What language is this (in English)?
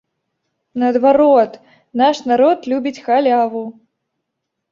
Belarusian